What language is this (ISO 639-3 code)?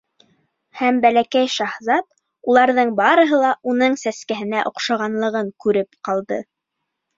bak